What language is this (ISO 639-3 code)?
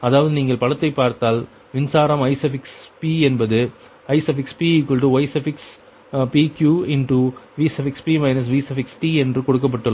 tam